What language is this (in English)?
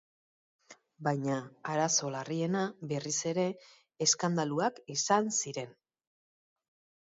Basque